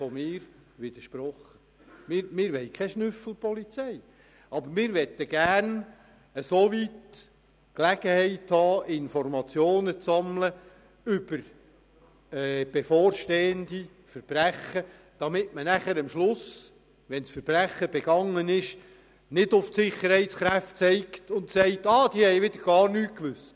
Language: Swiss German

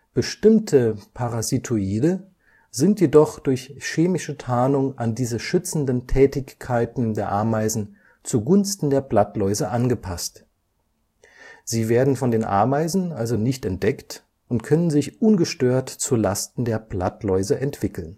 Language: German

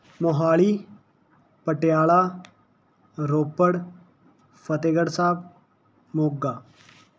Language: Punjabi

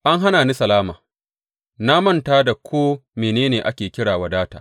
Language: Hausa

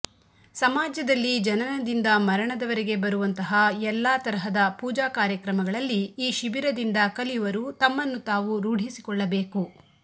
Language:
Kannada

